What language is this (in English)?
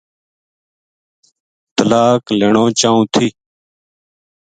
Gujari